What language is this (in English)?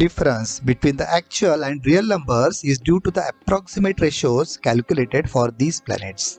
English